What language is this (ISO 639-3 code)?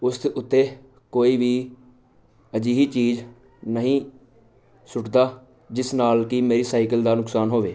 pan